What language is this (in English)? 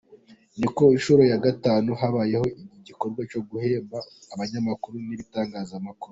Kinyarwanda